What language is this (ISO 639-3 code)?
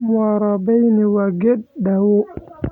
som